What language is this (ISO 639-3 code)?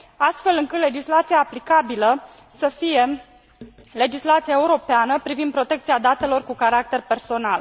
ron